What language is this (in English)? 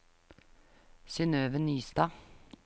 Norwegian